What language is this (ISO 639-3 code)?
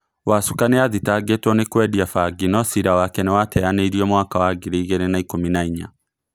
kik